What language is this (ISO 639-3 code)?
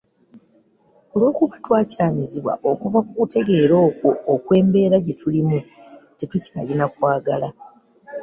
lug